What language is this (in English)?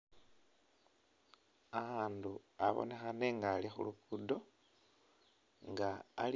Masaaba